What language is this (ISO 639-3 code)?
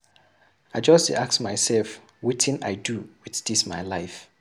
pcm